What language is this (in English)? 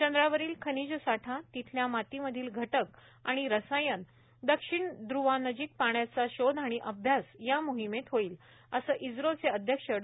Marathi